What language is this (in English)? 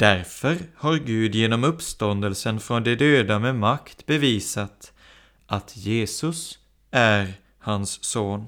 Swedish